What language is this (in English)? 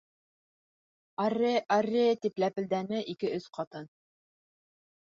Bashkir